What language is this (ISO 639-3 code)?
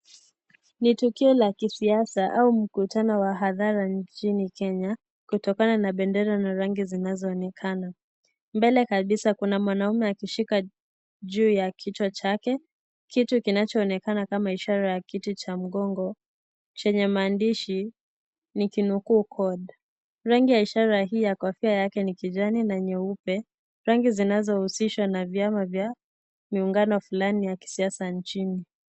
swa